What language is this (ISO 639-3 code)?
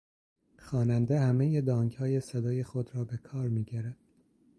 fas